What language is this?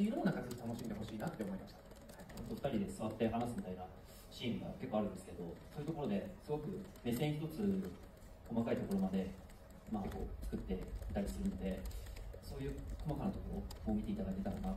Japanese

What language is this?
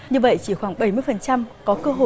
Vietnamese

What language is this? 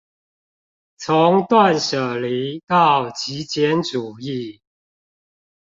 Chinese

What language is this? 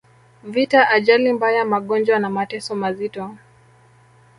Swahili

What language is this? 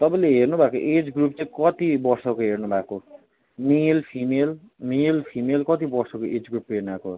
Nepali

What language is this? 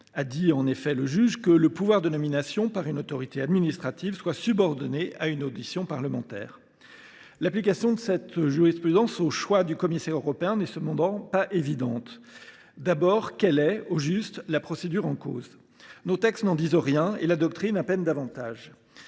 French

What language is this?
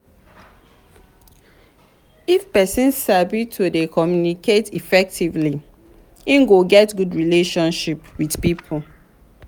Nigerian Pidgin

